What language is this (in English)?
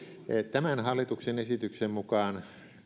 Finnish